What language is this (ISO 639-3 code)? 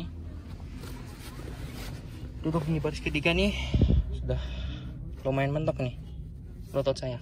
ind